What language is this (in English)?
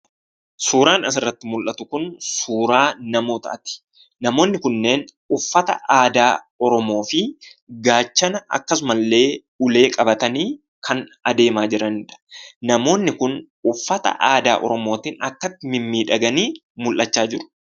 Oromo